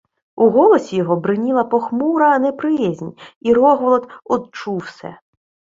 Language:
Ukrainian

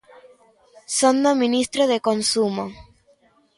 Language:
Galician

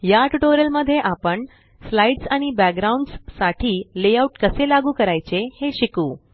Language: Marathi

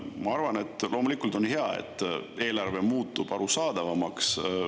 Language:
Estonian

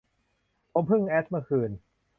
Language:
Thai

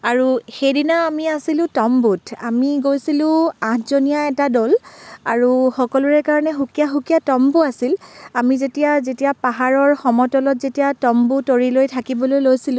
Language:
Assamese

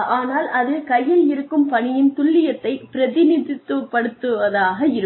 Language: Tamil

